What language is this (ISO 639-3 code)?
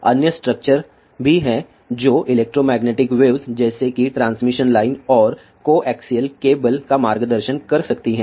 hin